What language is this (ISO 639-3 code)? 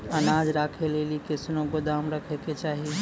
mai